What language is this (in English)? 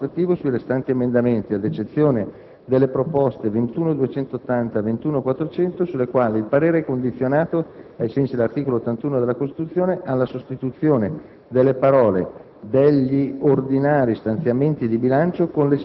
Italian